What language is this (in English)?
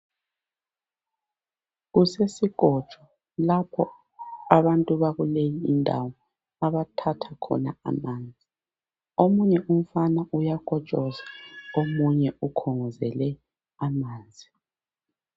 North Ndebele